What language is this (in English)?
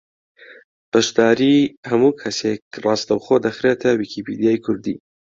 Central Kurdish